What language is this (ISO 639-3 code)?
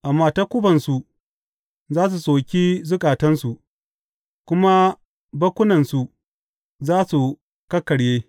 hau